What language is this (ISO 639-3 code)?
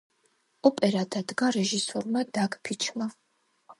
kat